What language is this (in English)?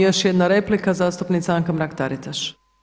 Croatian